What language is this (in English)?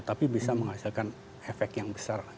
Indonesian